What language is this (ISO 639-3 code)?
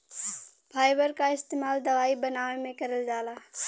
bho